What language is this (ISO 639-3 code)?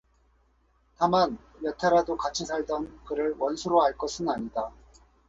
kor